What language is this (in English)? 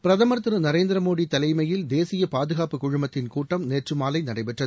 Tamil